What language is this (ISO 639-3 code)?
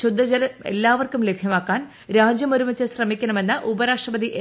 mal